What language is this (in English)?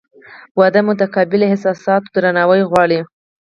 Pashto